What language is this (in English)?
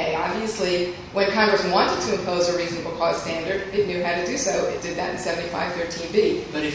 English